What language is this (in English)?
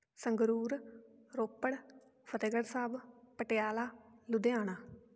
Punjabi